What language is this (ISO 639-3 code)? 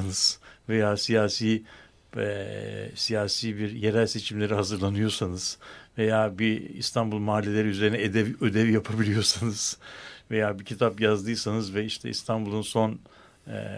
tur